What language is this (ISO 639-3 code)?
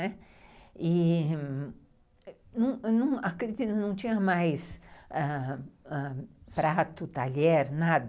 por